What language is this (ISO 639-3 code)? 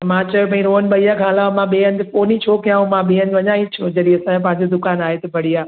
snd